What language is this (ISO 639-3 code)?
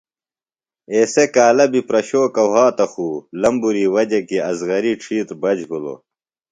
phl